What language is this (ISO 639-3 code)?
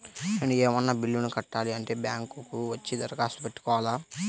tel